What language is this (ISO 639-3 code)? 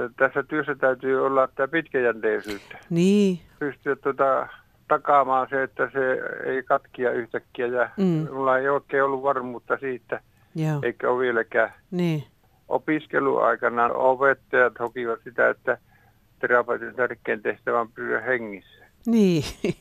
fin